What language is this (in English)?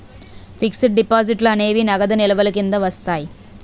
Telugu